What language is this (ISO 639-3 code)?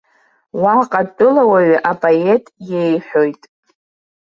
abk